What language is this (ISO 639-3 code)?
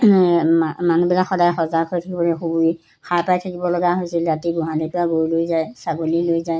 asm